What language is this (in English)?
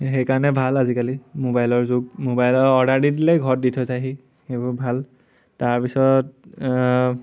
Assamese